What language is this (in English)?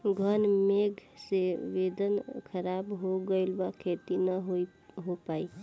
Bhojpuri